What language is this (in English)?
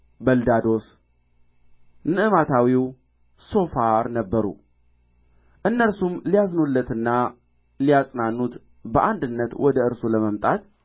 Amharic